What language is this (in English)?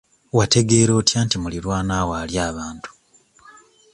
Ganda